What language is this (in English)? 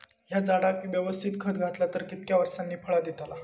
Marathi